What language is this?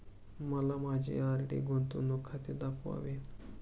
Marathi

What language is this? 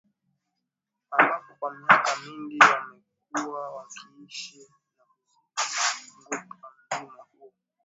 Swahili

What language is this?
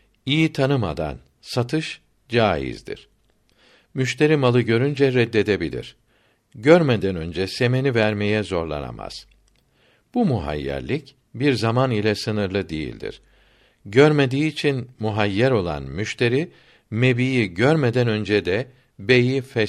Turkish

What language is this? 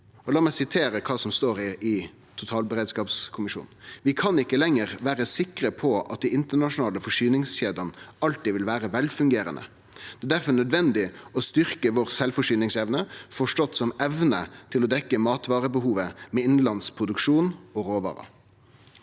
Norwegian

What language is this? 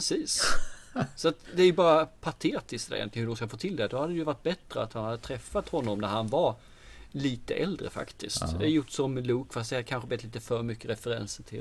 Swedish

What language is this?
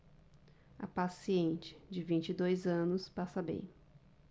Portuguese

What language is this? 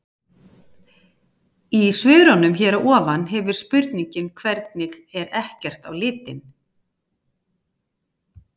Icelandic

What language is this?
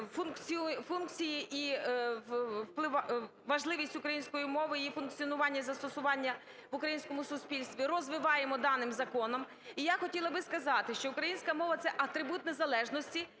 Ukrainian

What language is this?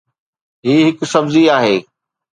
Sindhi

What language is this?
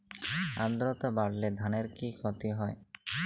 Bangla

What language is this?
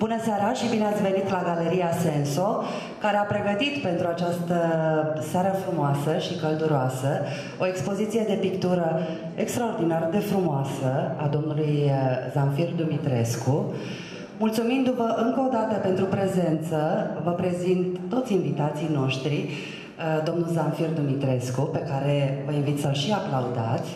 Romanian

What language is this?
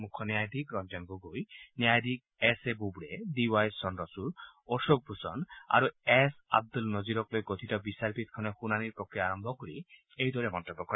Assamese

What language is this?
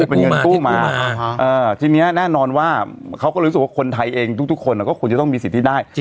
Thai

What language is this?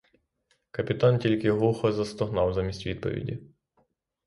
Ukrainian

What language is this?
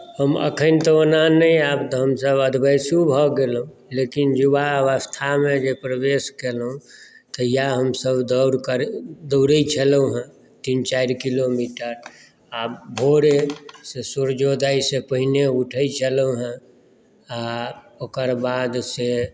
Maithili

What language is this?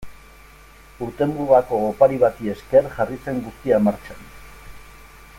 Basque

